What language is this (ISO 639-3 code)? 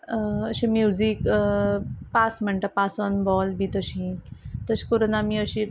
kok